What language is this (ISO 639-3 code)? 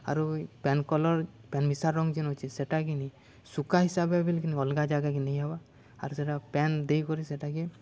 ori